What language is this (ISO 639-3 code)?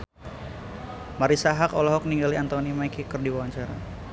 sun